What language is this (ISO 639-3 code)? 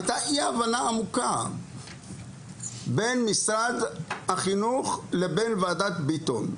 heb